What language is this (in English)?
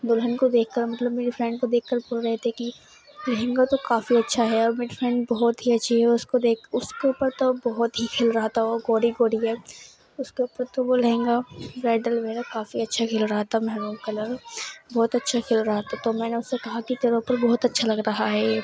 Urdu